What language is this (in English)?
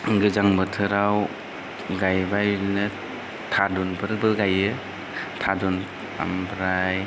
Bodo